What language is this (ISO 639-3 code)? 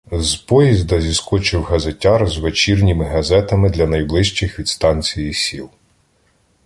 ukr